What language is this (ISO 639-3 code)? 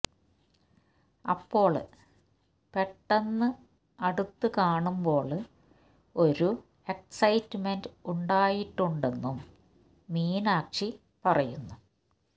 mal